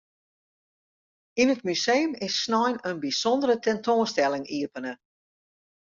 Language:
Western Frisian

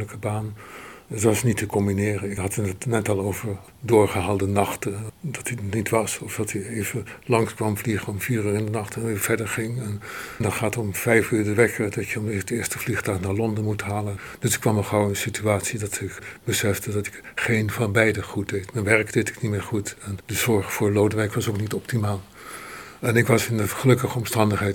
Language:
Dutch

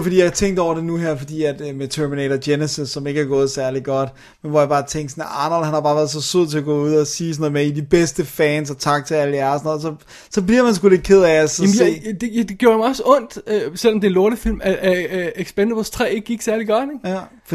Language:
Danish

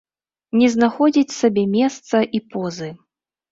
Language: Belarusian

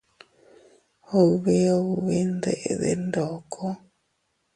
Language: Teutila Cuicatec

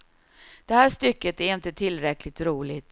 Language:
Swedish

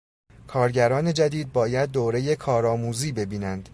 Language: Persian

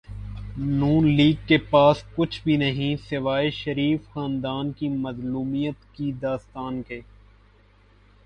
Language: Urdu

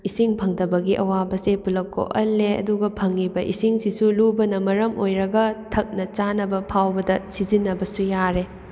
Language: Manipuri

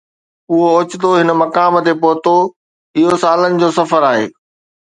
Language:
Sindhi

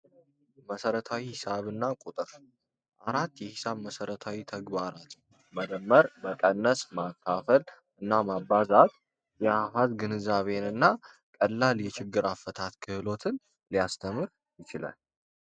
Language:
Amharic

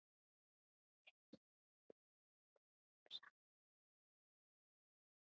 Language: Icelandic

